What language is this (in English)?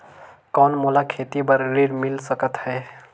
Chhattisgarhi